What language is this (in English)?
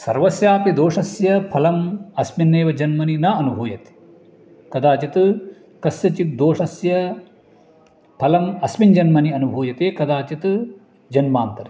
Sanskrit